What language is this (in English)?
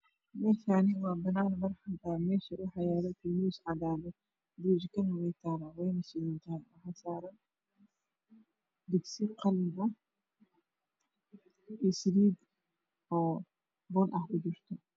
Somali